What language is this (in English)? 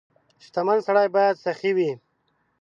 Pashto